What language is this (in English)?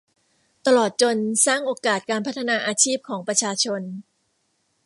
Thai